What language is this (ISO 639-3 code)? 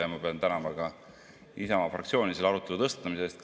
est